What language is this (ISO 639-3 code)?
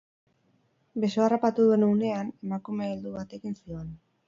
eus